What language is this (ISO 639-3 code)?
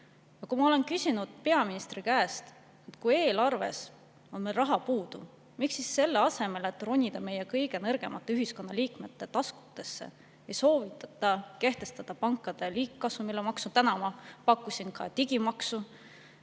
est